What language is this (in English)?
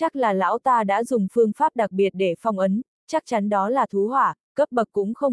Vietnamese